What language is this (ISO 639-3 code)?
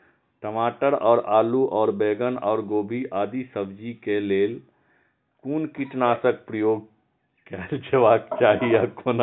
mai